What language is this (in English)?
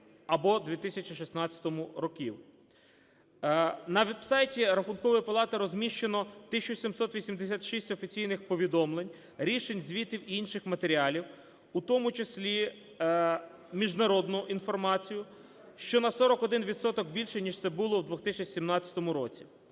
Ukrainian